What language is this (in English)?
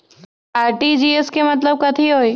Magahi